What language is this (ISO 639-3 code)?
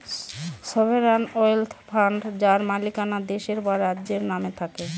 ben